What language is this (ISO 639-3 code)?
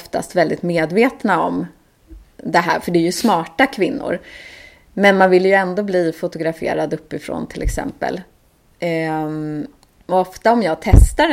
swe